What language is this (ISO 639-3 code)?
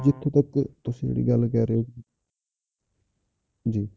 pan